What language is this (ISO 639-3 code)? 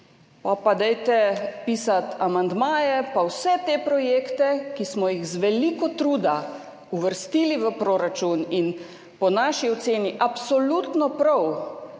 slv